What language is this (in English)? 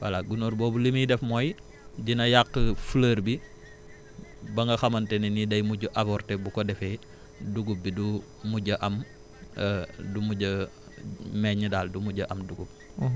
Wolof